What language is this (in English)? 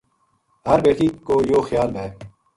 Gujari